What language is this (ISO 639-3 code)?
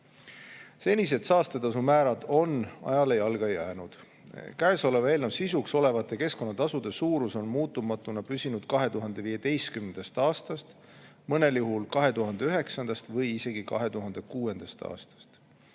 est